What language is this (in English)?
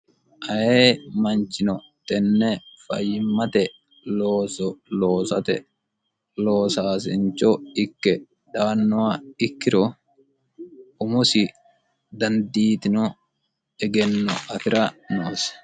Sidamo